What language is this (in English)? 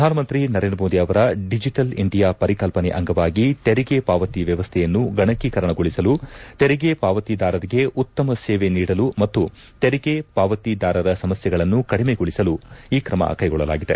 Kannada